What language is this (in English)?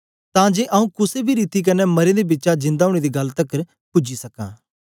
Dogri